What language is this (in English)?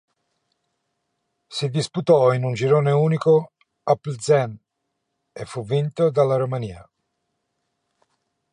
Italian